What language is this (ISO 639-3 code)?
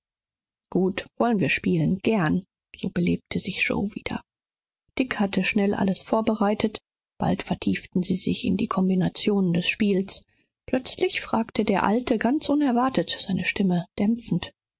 deu